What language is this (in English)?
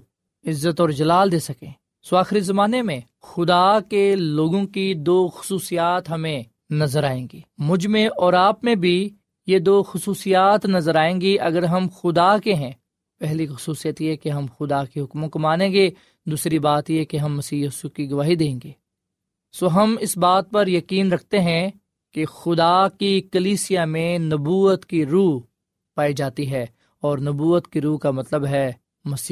Urdu